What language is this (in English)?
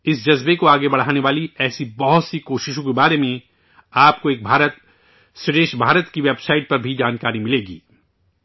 Urdu